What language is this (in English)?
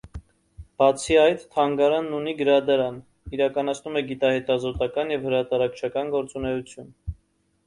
Armenian